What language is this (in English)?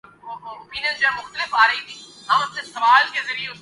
Urdu